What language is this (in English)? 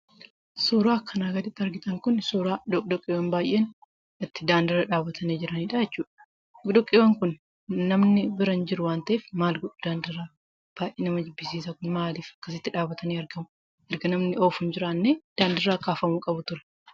Oromo